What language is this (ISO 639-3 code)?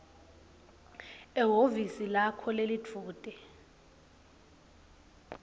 ssw